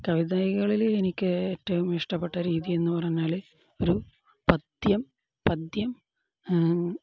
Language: Malayalam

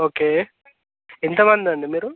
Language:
Telugu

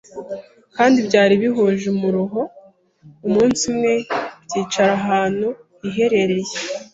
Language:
Kinyarwanda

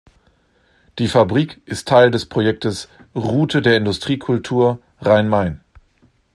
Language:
German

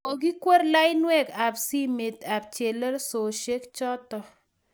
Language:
Kalenjin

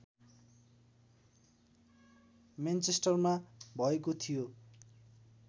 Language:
Nepali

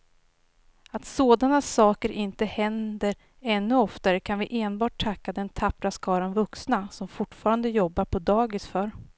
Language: Swedish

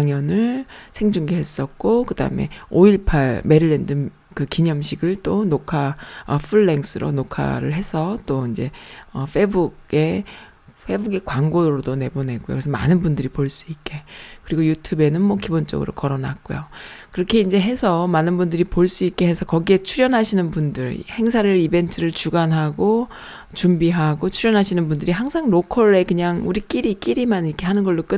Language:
Korean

